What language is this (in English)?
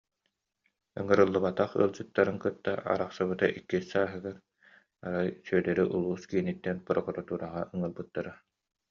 Yakut